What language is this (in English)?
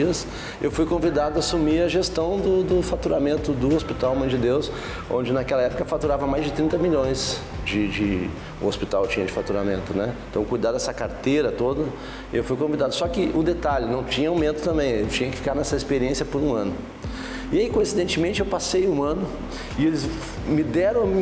Portuguese